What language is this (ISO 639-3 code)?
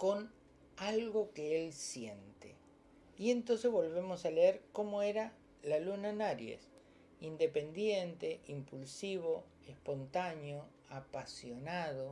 spa